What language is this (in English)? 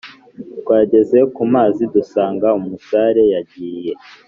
Kinyarwanda